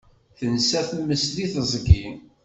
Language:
Kabyle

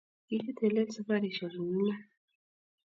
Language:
Kalenjin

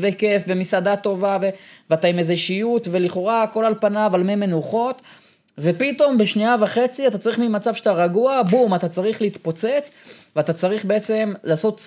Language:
Hebrew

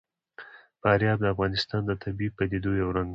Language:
Pashto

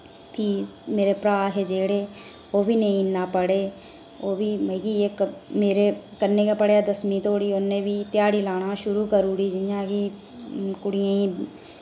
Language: Dogri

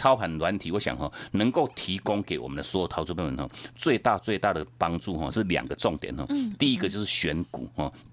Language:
Chinese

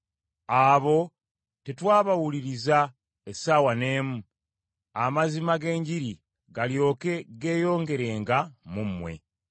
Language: Ganda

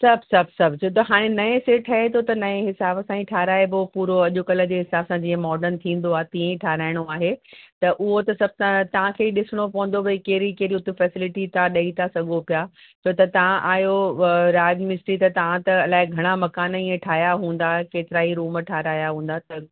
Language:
Sindhi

